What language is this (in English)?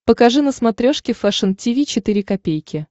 Russian